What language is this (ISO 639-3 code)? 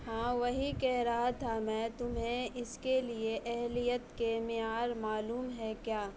urd